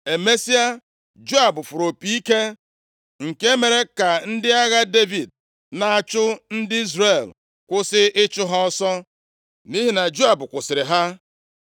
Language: Igbo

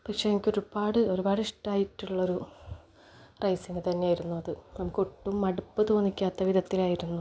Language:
Malayalam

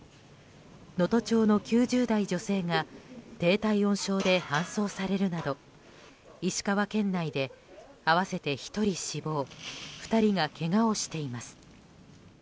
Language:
Japanese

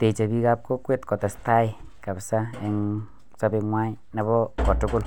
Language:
Kalenjin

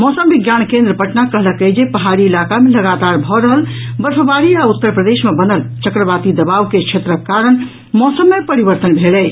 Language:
Maithili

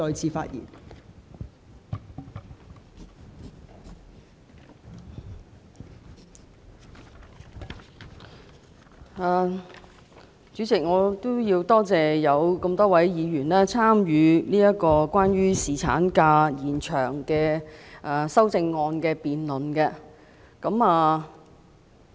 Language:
Cantonese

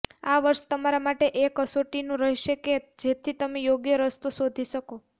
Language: Gujarati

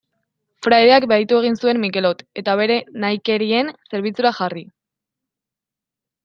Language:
Basque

